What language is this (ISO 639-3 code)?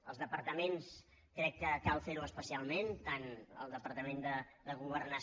cat